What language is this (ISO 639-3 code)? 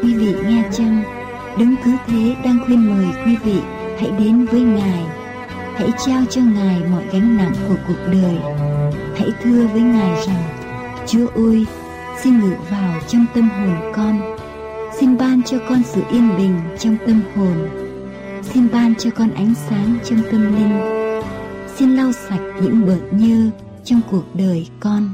vie